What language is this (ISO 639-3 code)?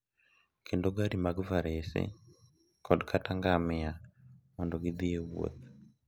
luo